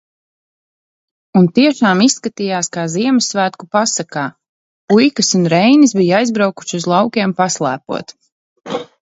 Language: Latvian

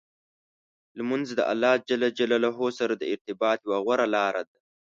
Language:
Pashto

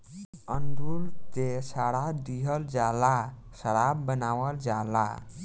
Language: Bhojpuri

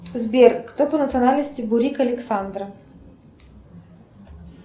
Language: Russian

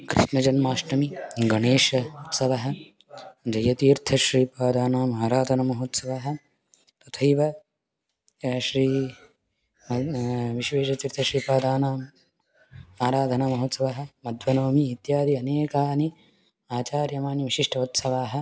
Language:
Sanskrit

